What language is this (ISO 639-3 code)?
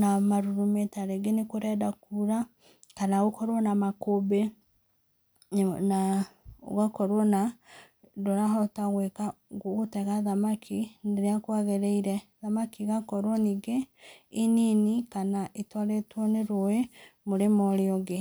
kik